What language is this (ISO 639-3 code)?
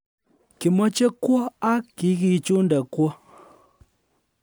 kln